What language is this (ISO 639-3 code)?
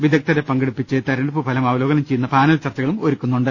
mal